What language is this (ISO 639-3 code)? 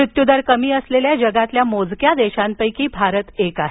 mar